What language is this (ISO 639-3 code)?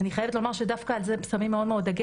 heb